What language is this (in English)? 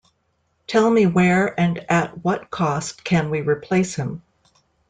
English